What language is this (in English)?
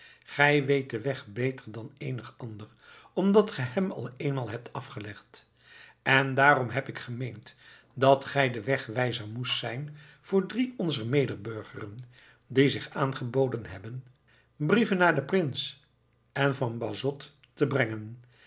Dutch